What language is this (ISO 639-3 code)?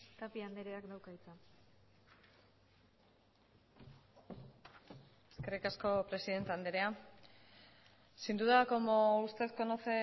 eus